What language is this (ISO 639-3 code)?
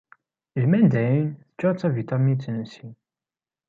kab